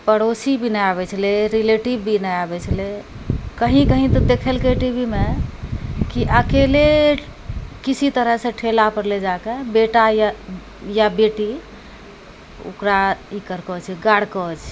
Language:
Maithili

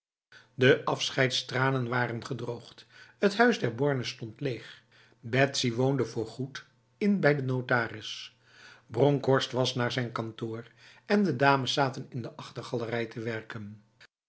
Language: Dutch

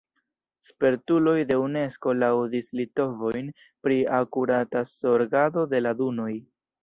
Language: Esperanto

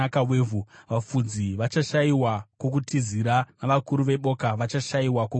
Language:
Shona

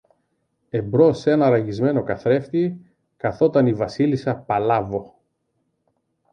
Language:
Greek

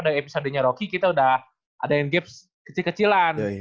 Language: Indonesian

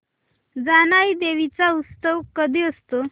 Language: Marathi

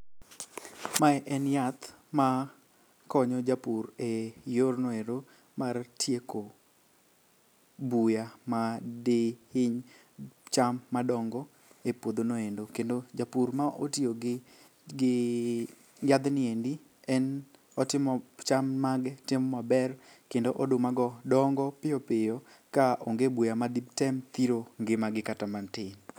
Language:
Luo (Kenya and Tanzania)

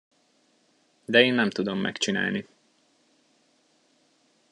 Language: Hungarian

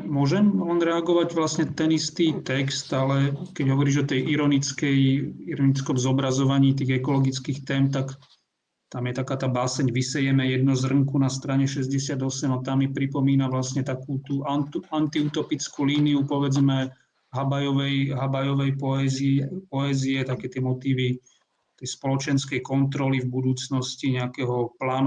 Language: Slovak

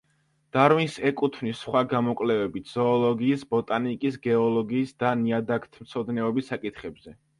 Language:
Georgian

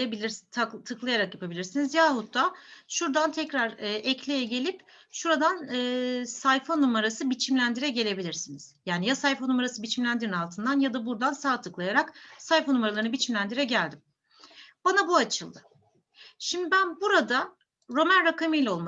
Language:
Turkish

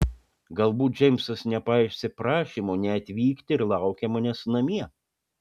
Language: Lithuanian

